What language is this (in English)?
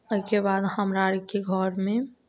Maithili